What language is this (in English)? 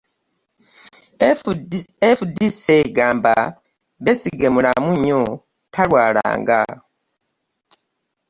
Ganda